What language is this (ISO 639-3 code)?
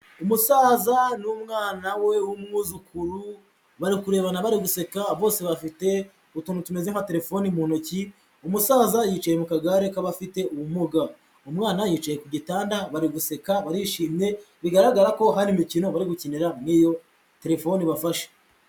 kin